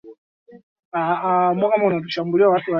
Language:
Swahili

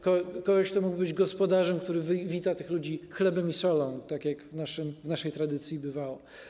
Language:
Polish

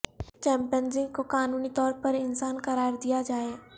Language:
Urdu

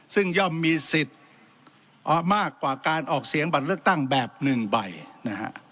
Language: Thai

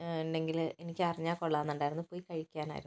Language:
Malayalam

